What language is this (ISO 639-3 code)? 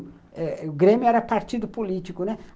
por